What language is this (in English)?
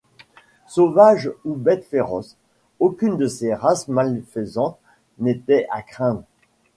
French